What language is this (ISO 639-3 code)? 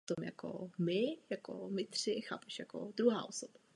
ces